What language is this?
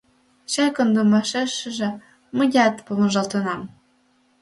Mari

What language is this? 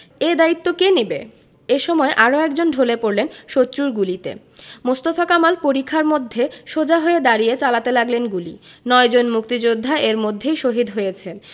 Bangla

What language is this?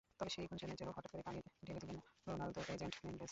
Bangla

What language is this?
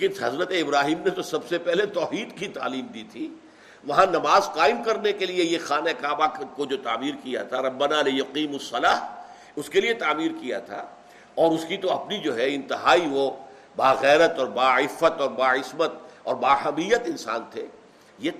Urdu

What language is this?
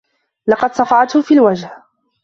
Arabic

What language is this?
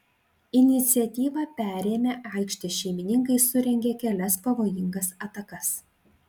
Lithuanian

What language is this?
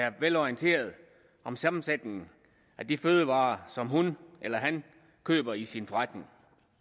Danish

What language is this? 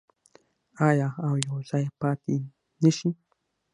Pashto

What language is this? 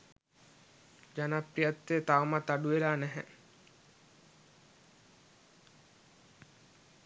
Sinhala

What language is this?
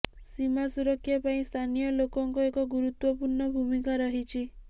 Odia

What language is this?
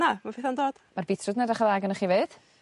Welsh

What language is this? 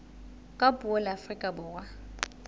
Southern Sotho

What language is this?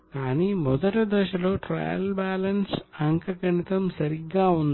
Telugu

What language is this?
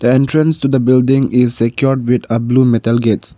English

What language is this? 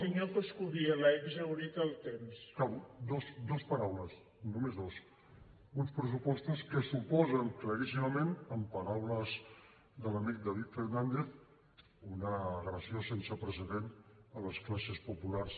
Catalan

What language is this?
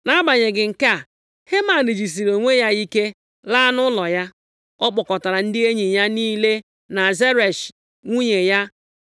Igbo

